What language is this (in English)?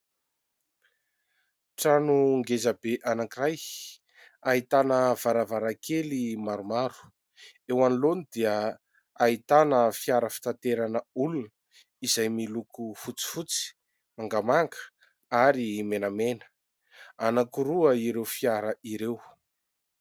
Malagasy